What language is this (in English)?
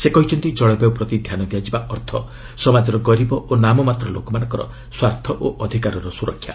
Odia